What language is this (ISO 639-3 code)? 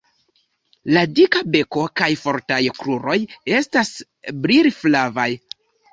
epo